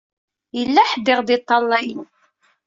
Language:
Kabyle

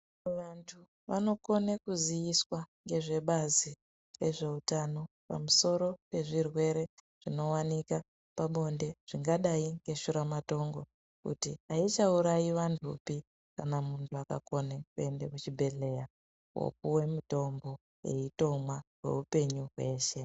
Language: Ndau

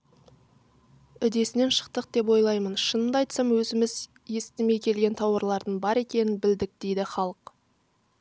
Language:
Kazakh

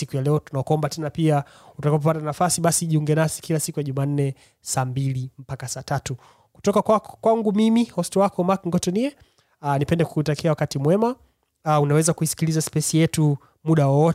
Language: Swahili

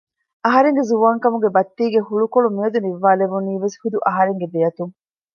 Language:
Divehi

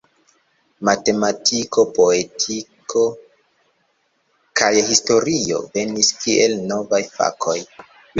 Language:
Esperanto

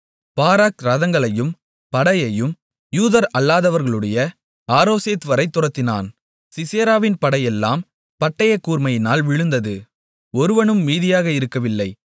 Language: Tamil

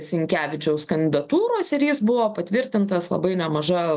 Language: Lithuanian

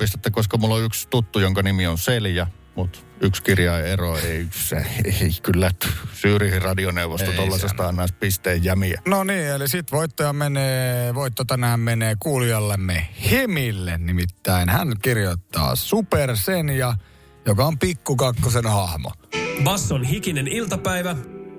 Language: Finnish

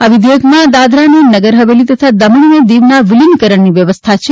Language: Gujarati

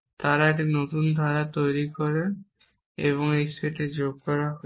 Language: Bangla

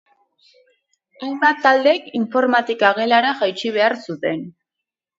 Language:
Basque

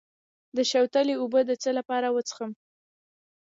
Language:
Pashto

